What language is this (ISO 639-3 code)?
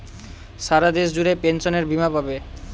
ben